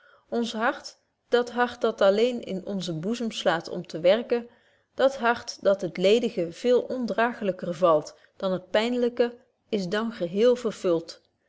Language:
Dutch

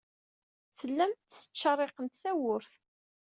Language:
Kabyle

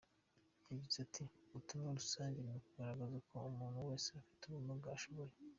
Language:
Kinyarwanda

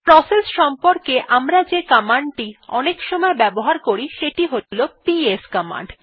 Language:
Bangla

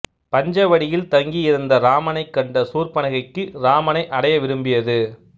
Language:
Tamil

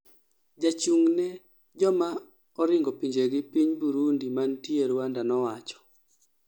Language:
Luo (Kenya and Tanzania)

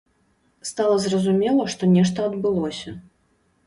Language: Belarusian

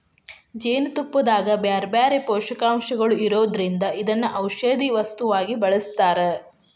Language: Kannada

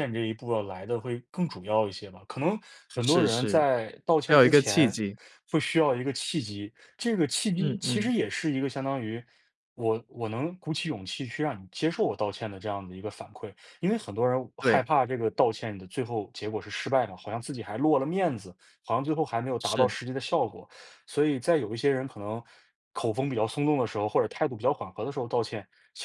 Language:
Chinese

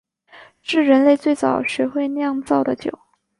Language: Chinese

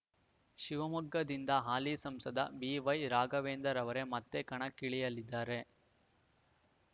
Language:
Kannada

